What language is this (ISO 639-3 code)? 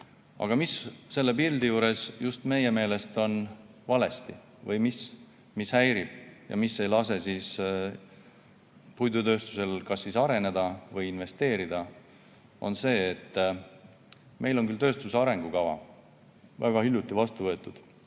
est